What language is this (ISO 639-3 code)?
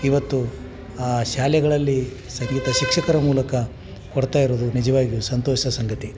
kan